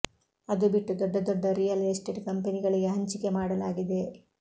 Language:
Kannada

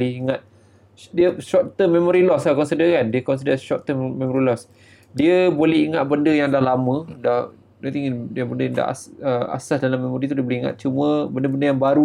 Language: Malay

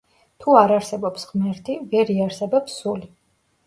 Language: Georgian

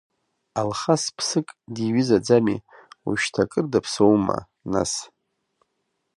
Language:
Abkhazian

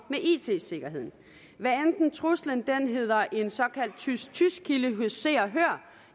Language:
Danish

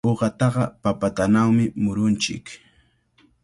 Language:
Cajatambo North Lima Quechua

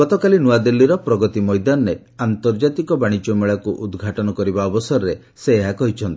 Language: Odia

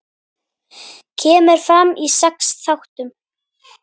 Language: Icelandic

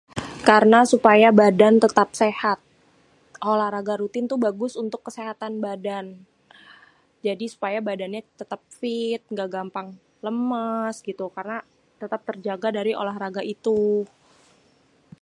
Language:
Betawi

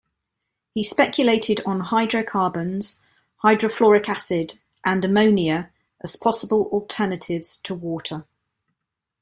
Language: English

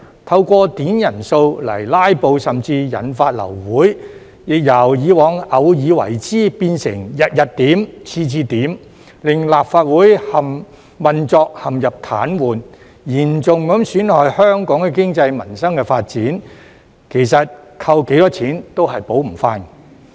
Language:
Cantonese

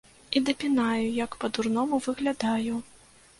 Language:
Belarusian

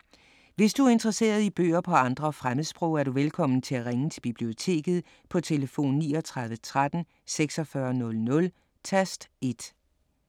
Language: Danish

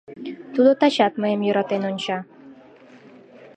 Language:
Mari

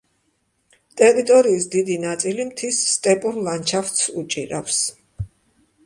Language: Georgian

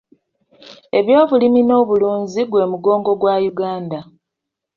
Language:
Ganda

